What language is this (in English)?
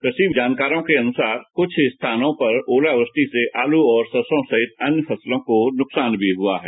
Hindi